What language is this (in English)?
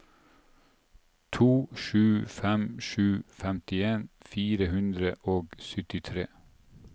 Norwegian